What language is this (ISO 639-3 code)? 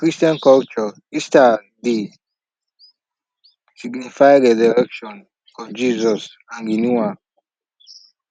pcm